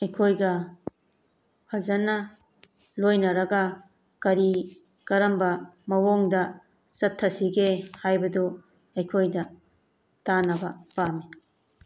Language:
Manipuri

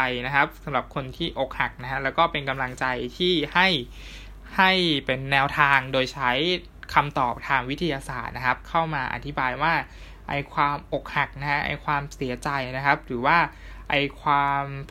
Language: Thai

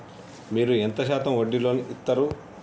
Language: Telugu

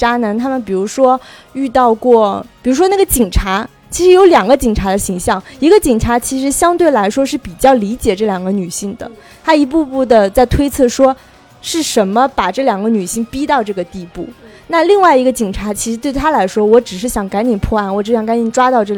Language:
Chinese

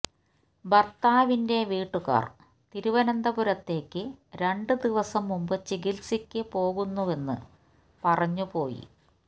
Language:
Malayalam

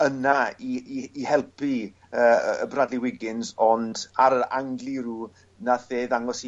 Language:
Welsh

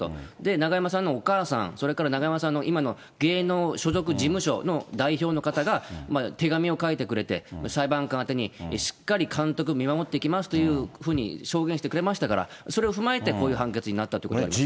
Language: Japanese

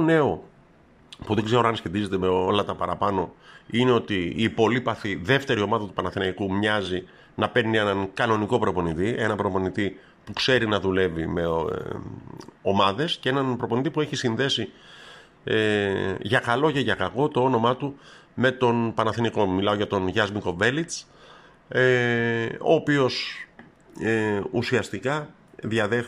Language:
Greek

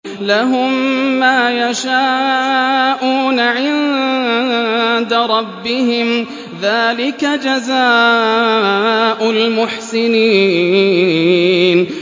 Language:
Arabic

